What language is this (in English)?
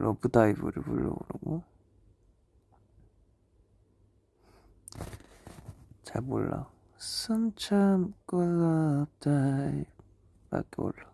Korean